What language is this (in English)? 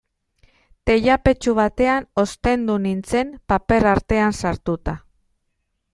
Basque